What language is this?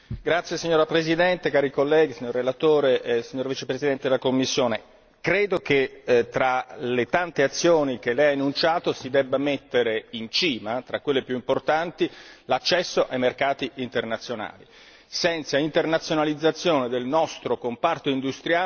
Italian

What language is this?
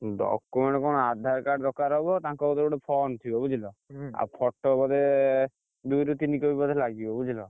Odia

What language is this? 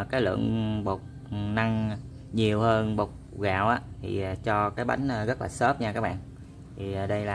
Vietnamese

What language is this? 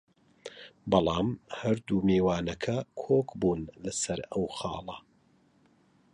Central Kurdish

